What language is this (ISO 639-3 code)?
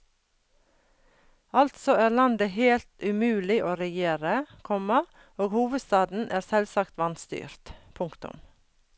nor